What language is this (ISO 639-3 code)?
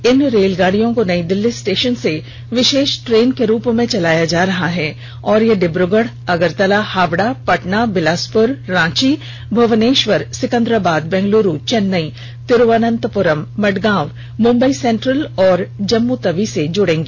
hin